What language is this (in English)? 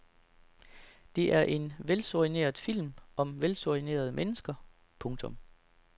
Danish